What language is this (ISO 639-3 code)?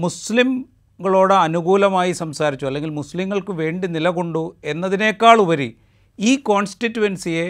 mal